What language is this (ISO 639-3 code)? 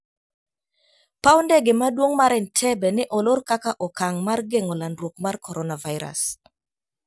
luo